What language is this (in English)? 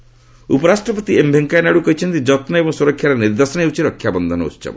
Odia